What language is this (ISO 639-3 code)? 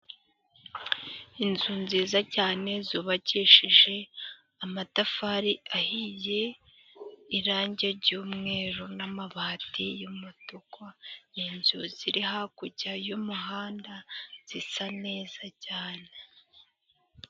kin